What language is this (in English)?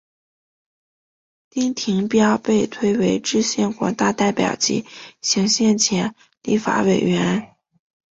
Chinese